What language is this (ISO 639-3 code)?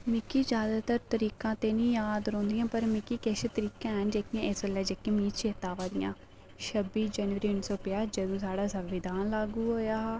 doi